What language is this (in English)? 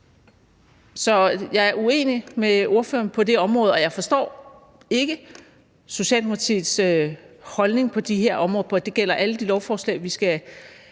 Danish